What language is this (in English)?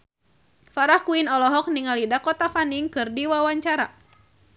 Sundanese